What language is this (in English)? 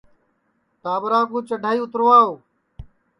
Sansi